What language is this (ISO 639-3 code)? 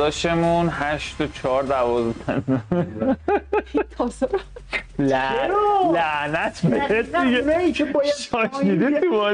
fas